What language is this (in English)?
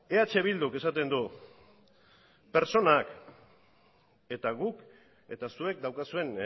Basque